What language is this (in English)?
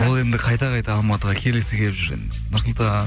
Kazakh